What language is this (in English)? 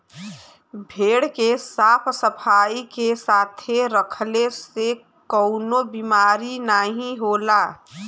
Bhojpuri